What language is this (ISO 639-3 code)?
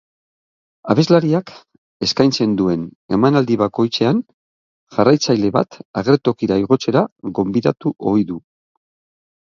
eus